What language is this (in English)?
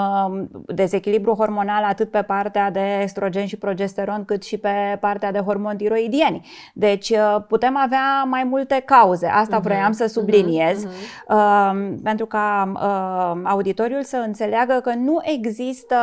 Romanian